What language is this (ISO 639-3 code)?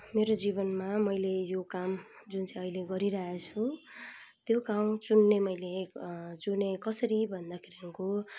nep